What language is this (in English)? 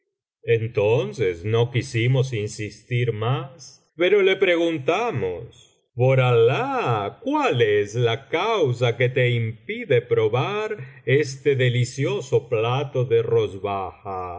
Spanish